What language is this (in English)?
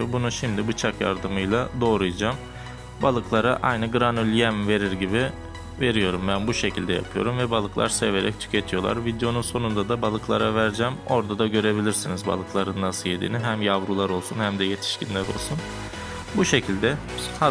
Turkish